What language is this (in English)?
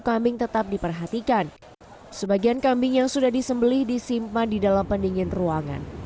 Indonesian